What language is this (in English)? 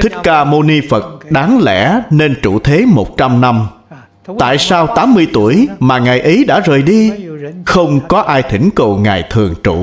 Vietnamese